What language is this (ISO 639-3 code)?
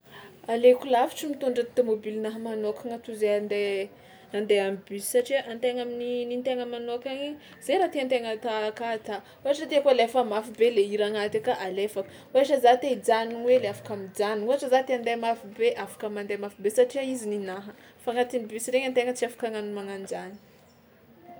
xmw